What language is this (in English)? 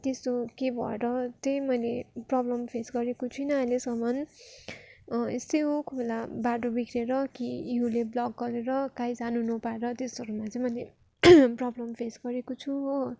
Nepali